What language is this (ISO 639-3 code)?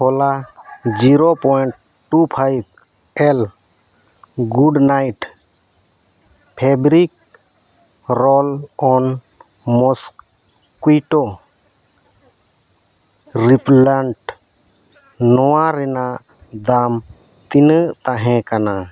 sat